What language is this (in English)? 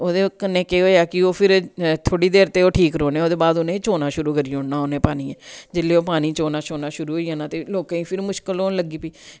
Dogri